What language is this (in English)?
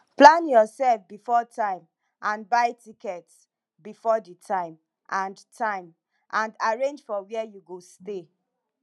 Nigerian Pidgin